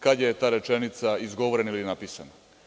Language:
Serbian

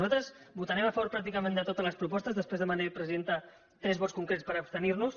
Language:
Catalan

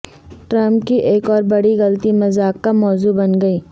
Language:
Urdu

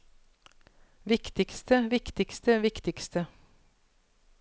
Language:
Norwegian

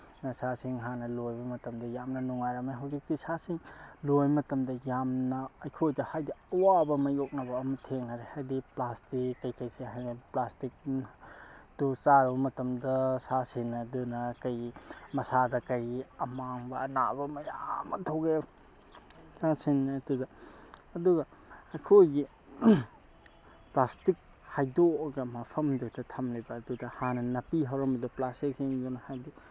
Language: Manipuri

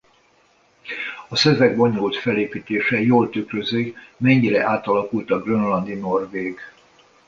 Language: Hungarian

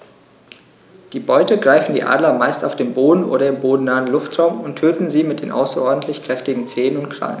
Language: German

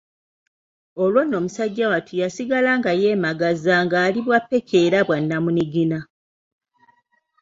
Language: Ganda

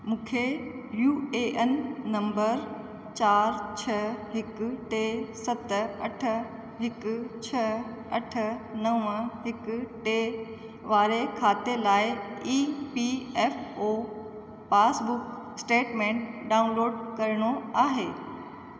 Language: Sindhi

